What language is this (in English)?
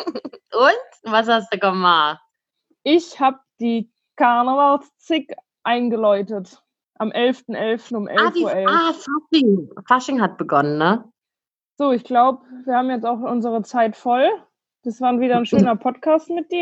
German